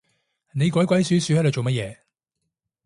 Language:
Cantonese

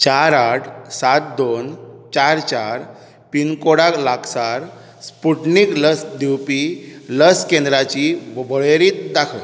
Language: Konkani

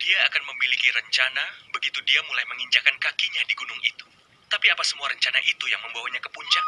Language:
Indonesian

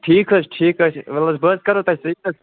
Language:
Kashmiri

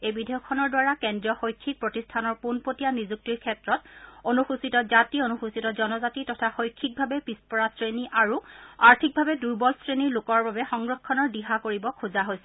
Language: Assamese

